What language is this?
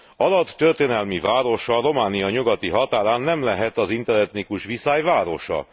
Hungarian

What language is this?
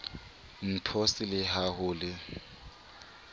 Southern Sotho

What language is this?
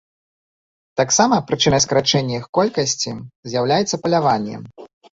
Belarusian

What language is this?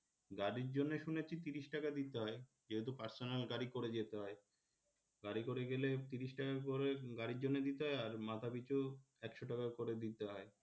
Bangla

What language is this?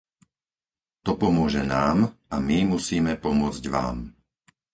Slovak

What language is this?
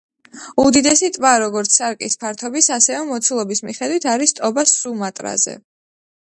Georgian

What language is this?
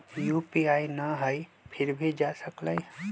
Magahi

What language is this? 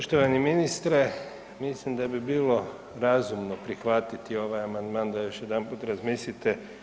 Croatian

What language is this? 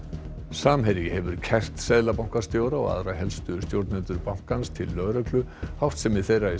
Icelandic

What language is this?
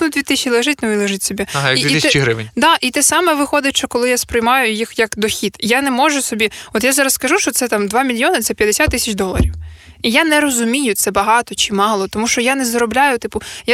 Ukrainian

